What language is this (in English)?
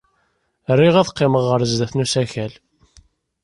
Kabyle